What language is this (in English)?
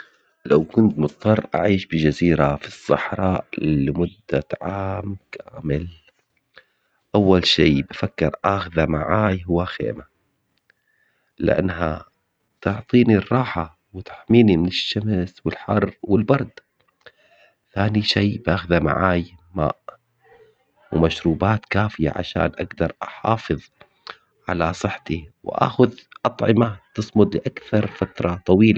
Omani Arabic